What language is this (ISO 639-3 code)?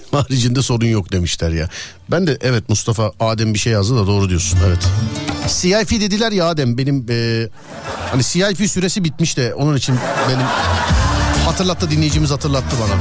tur